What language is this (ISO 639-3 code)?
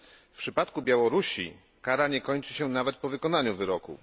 pol